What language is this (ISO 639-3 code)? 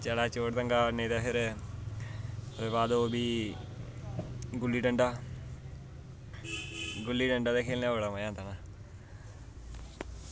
doi